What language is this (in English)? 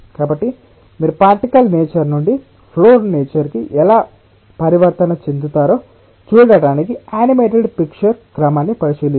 Telugu